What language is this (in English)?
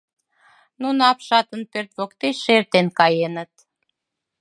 Mari